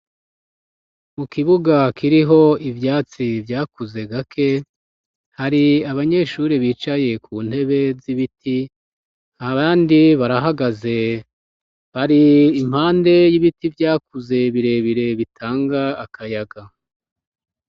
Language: Rundi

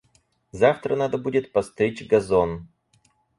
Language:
Russian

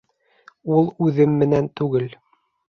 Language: Bashkir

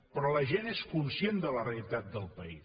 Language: Catalan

